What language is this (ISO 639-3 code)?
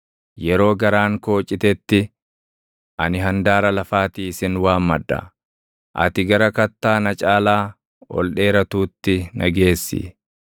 orm